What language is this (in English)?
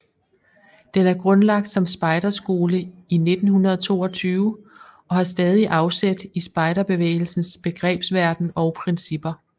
Danish